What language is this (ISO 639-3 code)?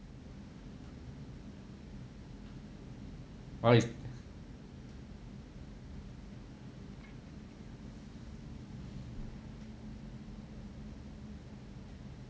eng